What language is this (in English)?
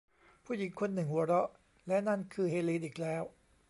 Thai